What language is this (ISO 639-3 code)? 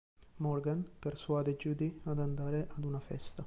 ita